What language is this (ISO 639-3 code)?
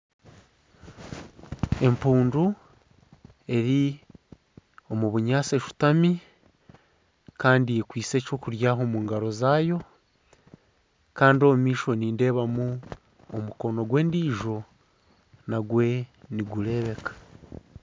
nyn